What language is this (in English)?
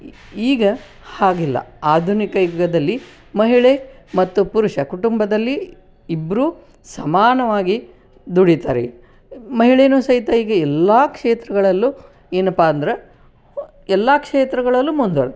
Kannada